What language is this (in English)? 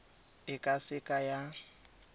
Tswana